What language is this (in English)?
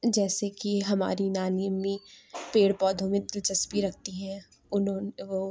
Urdu